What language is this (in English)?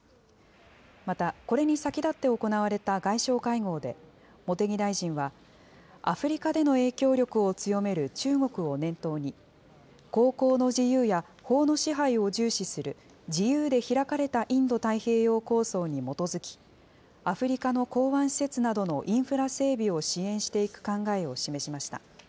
Japanese